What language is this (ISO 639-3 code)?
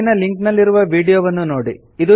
kan